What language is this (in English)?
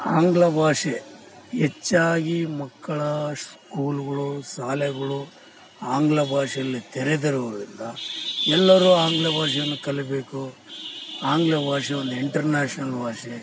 Kannada